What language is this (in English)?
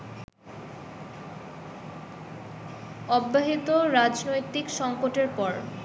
Bangla